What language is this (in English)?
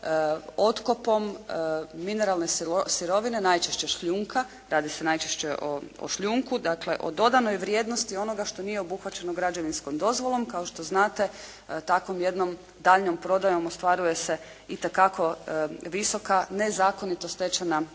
Croatian